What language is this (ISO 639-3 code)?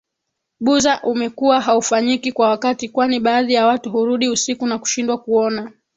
swa